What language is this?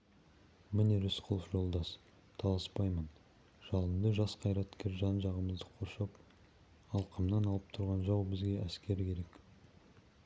Kazakh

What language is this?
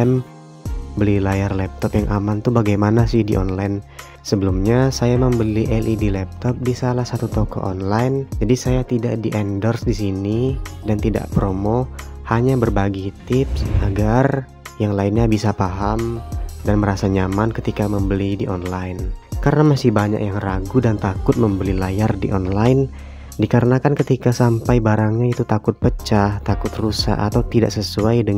Indonesian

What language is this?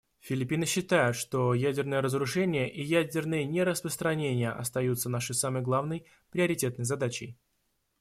Russian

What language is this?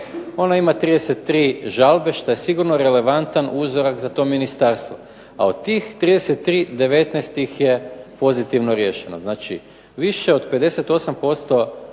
Croatian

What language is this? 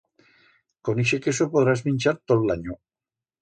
Aragonese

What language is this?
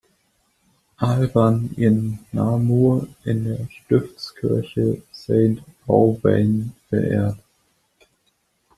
German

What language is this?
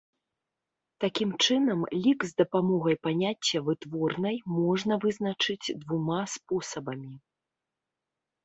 Belarusian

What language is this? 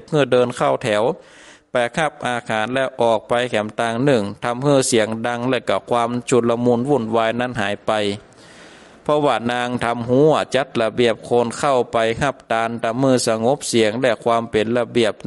Thai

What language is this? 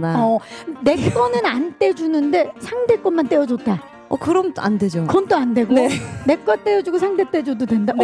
Korean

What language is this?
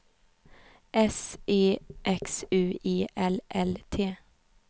Swedish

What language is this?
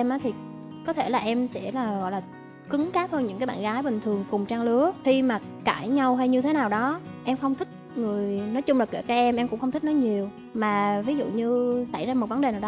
Vietnamese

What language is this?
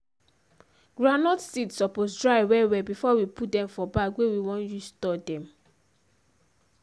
Nigerian Pidgin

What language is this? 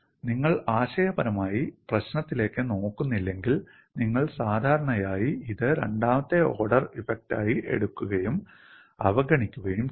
Malayalam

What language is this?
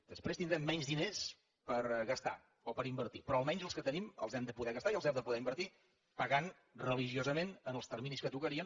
Catalan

